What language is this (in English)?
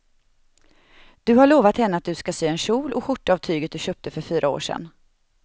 Swedish